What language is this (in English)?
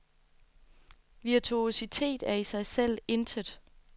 Danish